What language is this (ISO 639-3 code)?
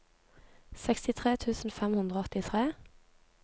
nor